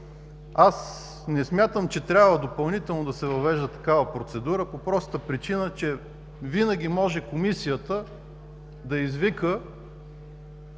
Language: Bulgarian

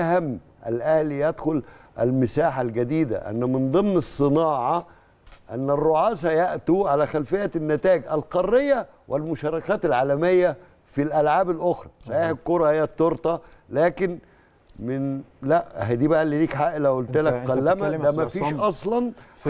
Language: Arabic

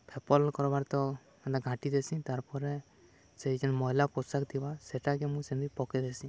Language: Odia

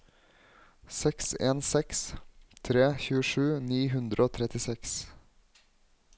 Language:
Norwegian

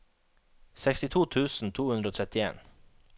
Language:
Norwegian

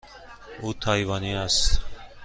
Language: Persian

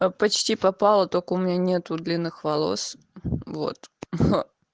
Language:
Russian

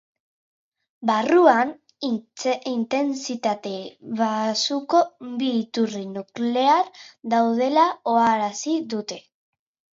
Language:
Basque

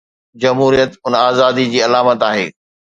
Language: Sindhi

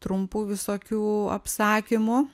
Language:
Lithuanian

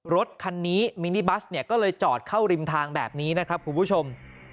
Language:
Thai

